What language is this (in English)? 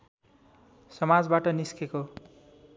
Nepali